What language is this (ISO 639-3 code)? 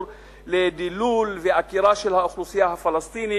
heb